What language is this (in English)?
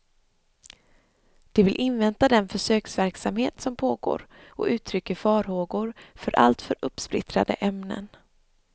Swedish